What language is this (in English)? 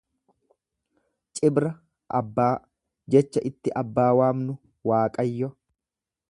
Oromo